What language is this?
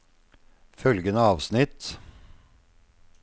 Norwegian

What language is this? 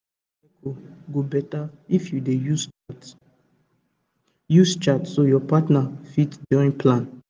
Nigerian Pidgin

